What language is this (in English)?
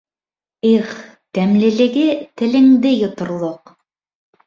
Bashkir